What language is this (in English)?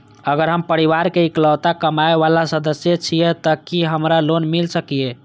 Maithili